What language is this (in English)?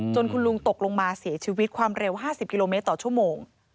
Thai